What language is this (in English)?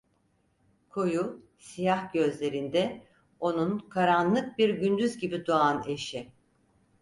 Turkish